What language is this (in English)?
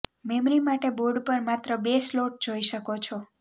Gujarati